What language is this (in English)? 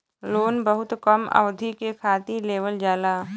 Bhojpuri